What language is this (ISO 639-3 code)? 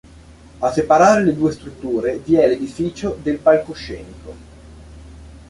ita